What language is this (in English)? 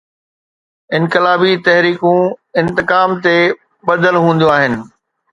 Sindhi